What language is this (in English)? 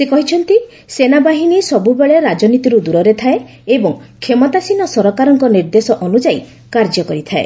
Odia